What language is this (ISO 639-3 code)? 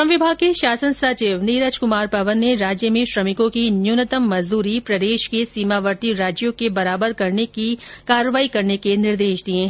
hin